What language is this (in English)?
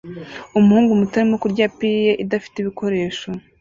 Kinyarwanda